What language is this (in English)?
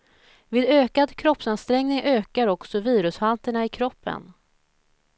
Swedish